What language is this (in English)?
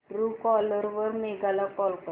Marathi